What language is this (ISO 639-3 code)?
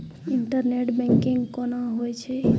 mai